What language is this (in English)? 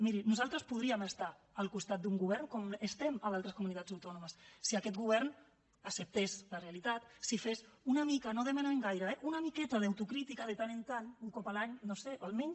Catalan